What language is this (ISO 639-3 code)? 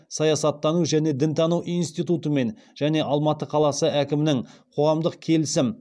kaz